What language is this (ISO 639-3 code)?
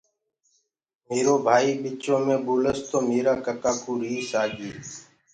ggg